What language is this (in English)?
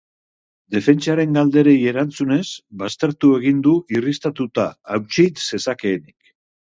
Basque